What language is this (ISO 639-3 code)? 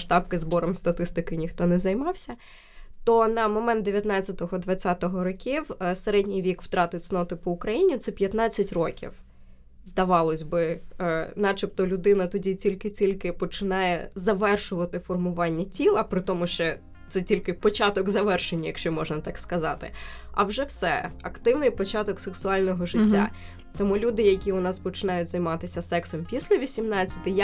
ukr